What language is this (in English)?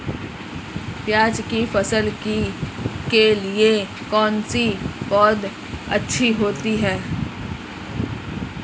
Hindi